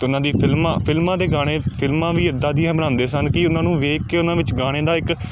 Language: Punjabi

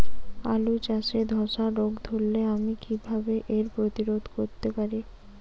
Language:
Bangla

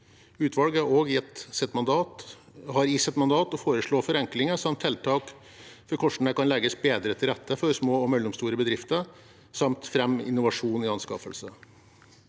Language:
Norwegian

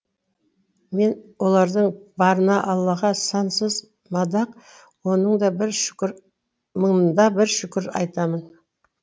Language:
Kazakh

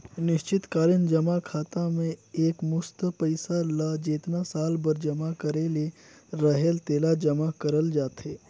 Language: Chhattisgarhi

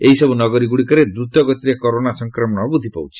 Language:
Odia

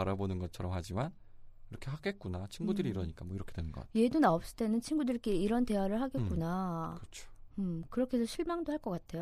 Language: Korean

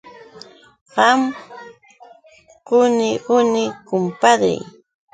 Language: Yauyos Quechua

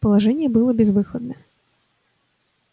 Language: Russian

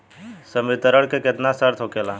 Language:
Bhojpuri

